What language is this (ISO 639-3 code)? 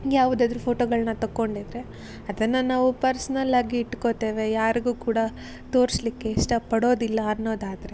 kan